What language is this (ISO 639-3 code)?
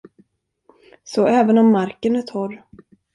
swe